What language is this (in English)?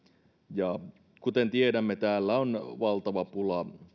Finnish